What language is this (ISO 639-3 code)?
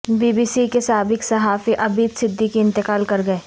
urd